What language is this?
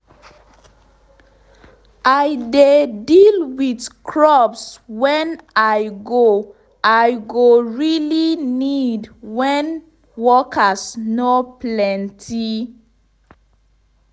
Nigerian Pidgin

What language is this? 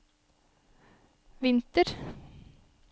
Norwegian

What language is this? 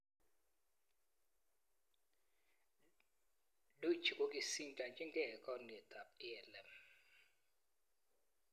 Kalenjin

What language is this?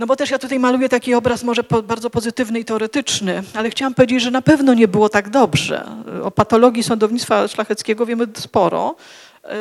Polish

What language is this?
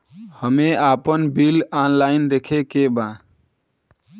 Bhojpuri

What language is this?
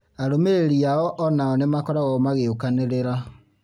Kikuyu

